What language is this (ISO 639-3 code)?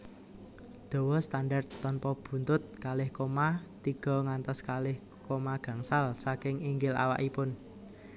jav